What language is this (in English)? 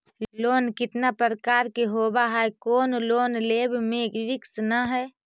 Magahi